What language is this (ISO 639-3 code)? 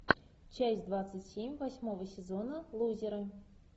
rus